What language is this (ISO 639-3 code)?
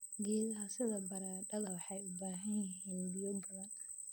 som